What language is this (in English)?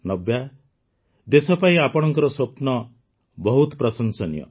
Odia